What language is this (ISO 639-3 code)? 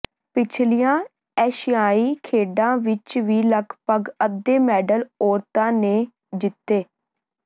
pan